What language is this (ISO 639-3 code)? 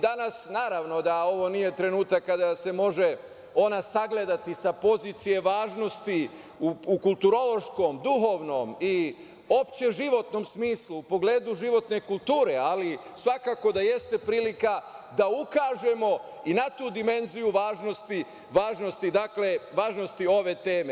srp